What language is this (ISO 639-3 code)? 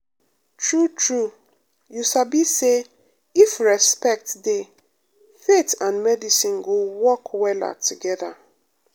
pcm